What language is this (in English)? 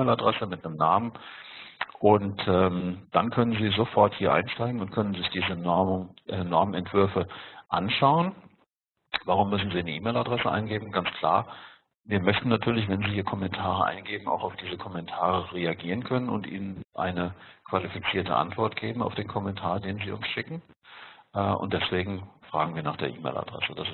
German